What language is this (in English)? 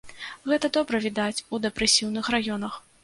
Belarusian